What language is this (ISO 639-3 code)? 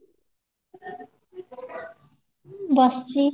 ori